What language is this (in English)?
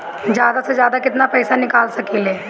Bhojpuri